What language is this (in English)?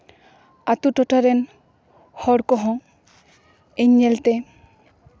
Santali